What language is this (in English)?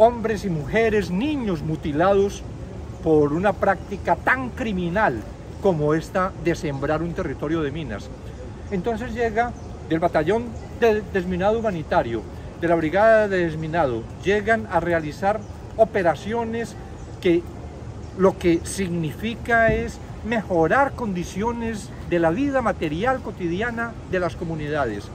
Spanish